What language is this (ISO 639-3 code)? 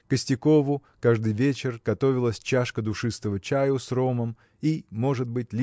rus